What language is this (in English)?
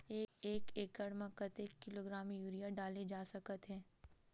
Chhattisgarhi